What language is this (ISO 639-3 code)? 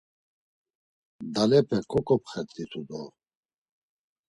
lzz